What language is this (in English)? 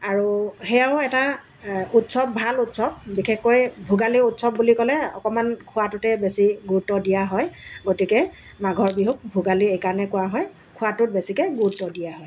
Assamese